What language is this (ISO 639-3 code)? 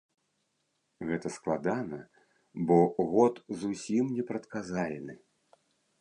bel